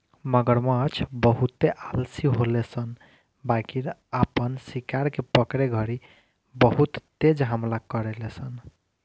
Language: Bhojpuri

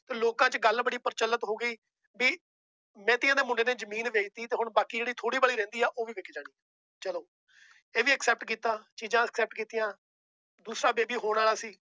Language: Punjabi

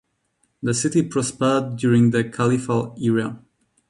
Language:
English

